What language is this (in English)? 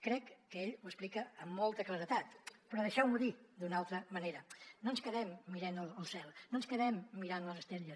Catalan